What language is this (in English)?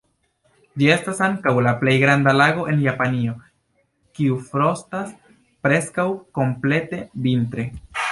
Esperanto